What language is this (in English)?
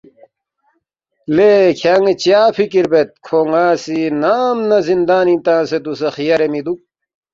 Balti